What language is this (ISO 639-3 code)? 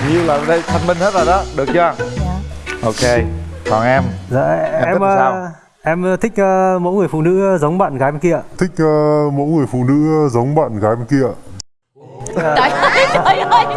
vie